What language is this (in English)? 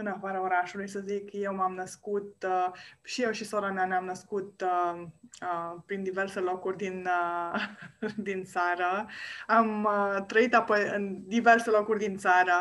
Romanian